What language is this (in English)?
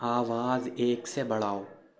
Urdu